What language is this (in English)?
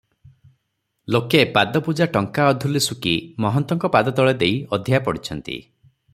Odia